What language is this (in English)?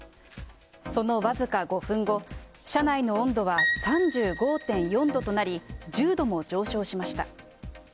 Japanese